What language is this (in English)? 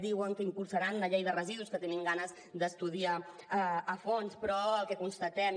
Catalan